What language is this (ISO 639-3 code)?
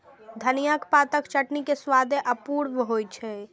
mai